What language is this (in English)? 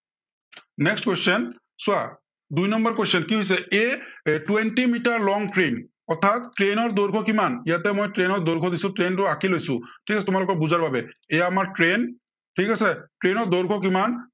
Assamese